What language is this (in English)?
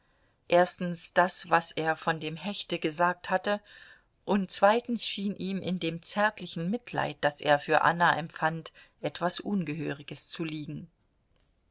German